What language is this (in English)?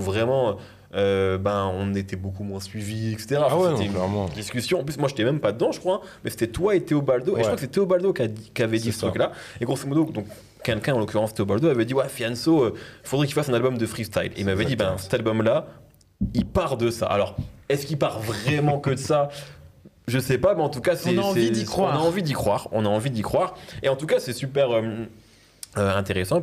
French